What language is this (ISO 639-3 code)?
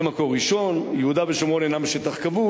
heb